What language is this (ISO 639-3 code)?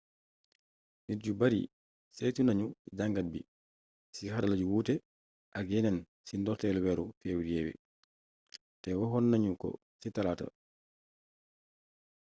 wol